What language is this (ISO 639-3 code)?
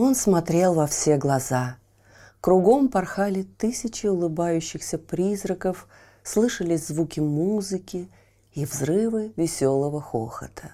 rus